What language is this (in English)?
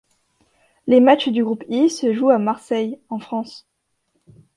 French